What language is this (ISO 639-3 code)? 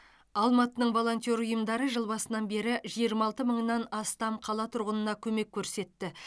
kaz